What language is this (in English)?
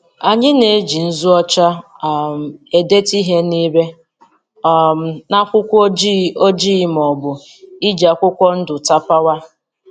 Igbo